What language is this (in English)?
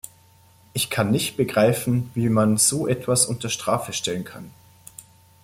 German